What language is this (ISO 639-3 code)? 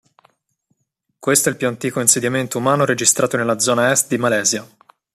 ita